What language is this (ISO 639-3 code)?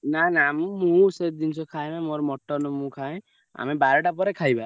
ori